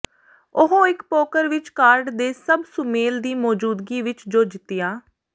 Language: Punjabi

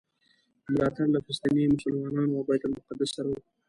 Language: Pashto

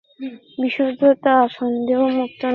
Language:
Bangla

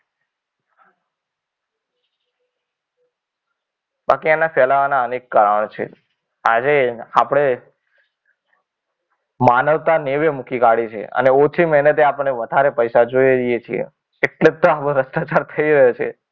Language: Gujarati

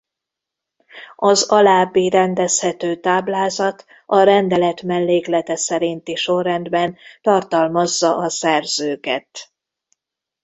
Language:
Hungarian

